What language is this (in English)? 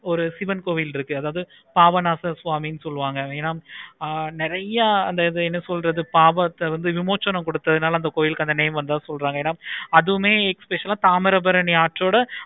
Tamil